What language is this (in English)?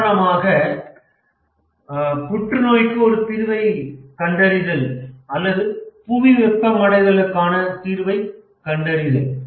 Tamil